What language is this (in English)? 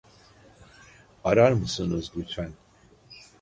Turkish